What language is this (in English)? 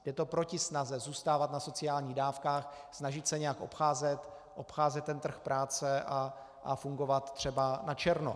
Czech